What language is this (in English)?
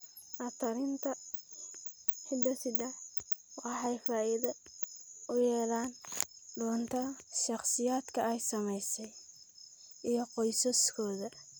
Somali